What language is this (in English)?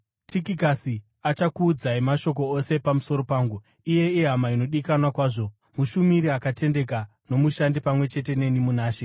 Shona